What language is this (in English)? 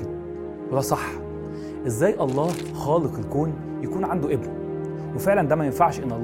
Arabic